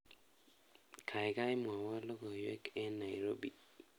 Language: Kalenjin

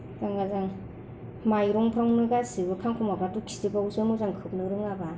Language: Bodo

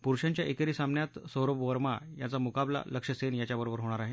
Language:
Marathi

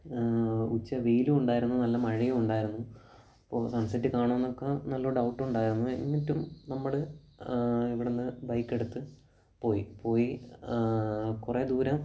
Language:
Malayalam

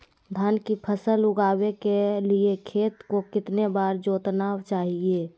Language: Magahi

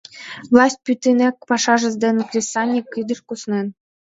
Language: Mari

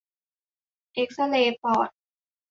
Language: Thai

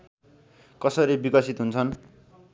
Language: Nepali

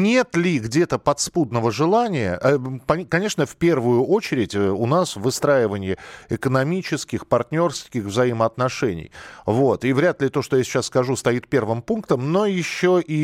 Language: Russian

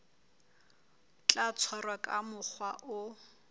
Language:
Southern Sotho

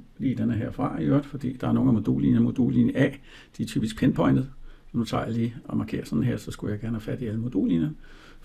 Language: Danish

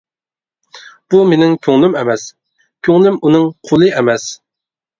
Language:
Uyghur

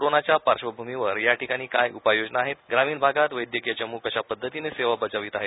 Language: Marathi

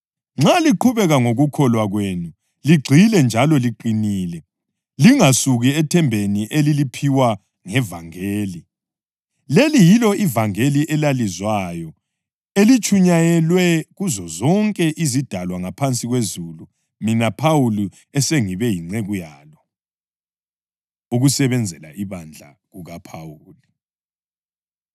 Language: North Ndebele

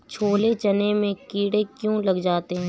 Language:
Hindi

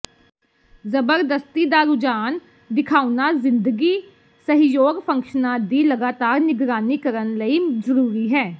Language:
Punjabi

